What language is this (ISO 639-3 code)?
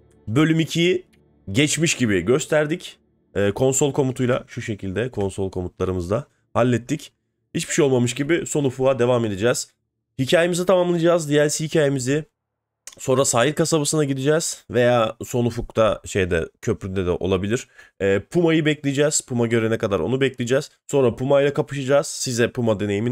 tur